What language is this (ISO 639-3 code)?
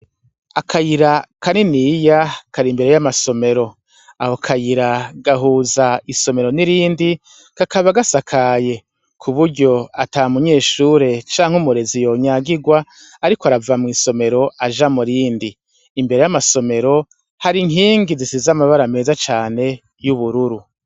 run